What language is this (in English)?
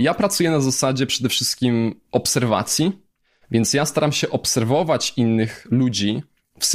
Polish